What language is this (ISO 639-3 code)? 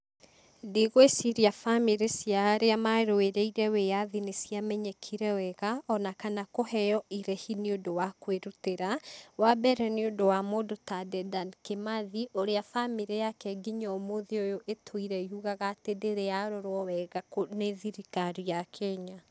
kik